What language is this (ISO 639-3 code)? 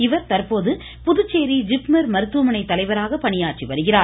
tam